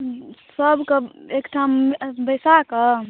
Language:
Maithili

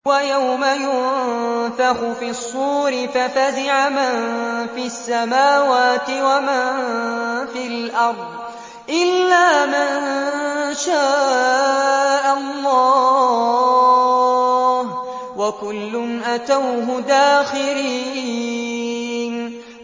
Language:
Arabic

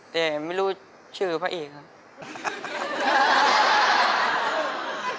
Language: Thai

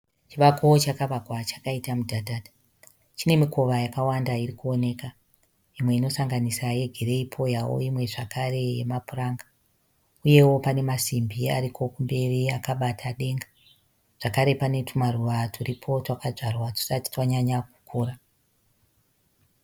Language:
Shona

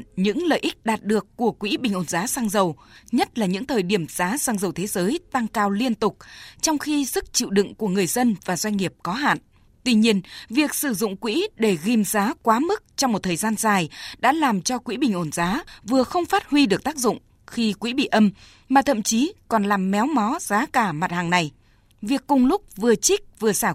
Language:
Vietnamese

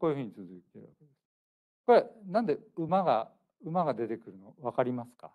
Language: Japanese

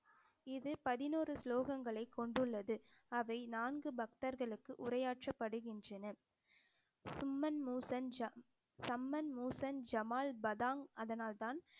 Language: Tamil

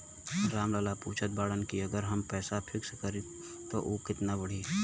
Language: Bhojpuri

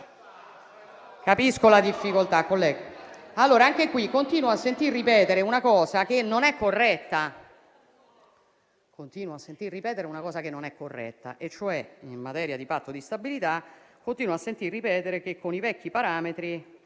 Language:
Italian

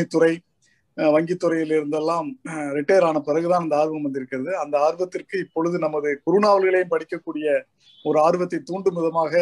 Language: Tamil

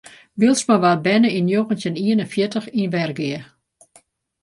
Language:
Western Frisian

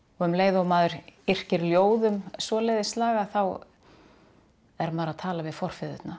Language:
Icelandic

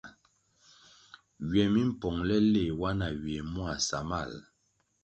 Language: Kwasio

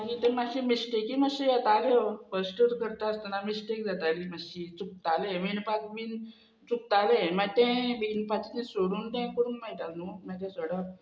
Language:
Konkani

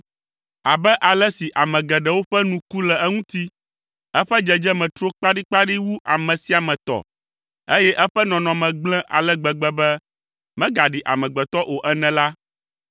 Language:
Ewe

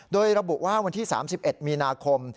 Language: Thai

